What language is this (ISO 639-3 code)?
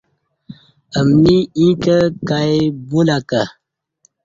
bsh